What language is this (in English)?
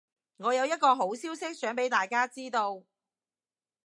Cantonese